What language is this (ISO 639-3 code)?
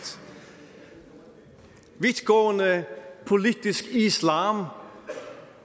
dan